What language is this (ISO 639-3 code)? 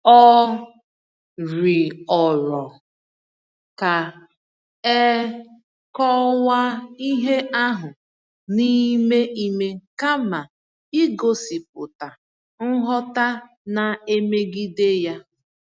ibo